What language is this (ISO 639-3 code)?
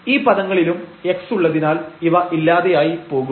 mal